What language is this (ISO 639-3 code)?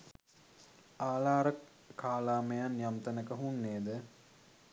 sin